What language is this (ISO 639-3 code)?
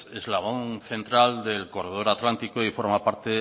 spa